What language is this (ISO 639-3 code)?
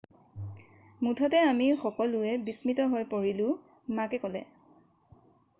asm